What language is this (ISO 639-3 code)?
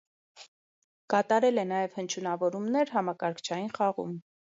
hye